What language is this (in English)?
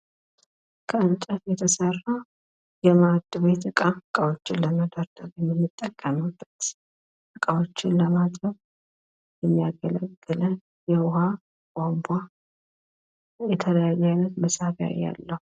Amharic